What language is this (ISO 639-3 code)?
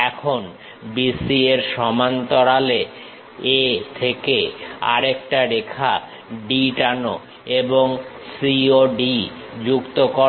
ben